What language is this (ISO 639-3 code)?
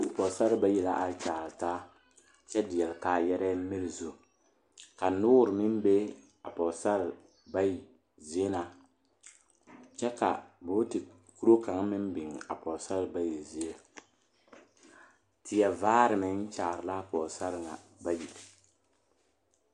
dga